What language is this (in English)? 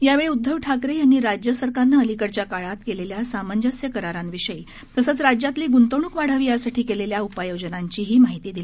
Marathi